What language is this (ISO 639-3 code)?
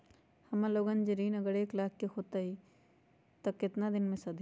mag